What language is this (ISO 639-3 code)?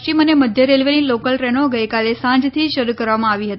guj